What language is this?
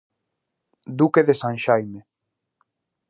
Galician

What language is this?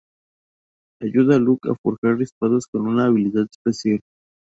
Spanish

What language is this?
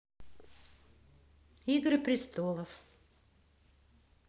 Russian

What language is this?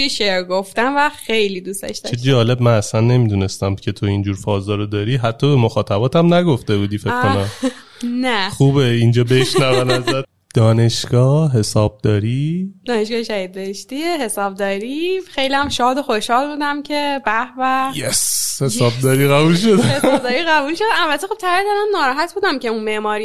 Persian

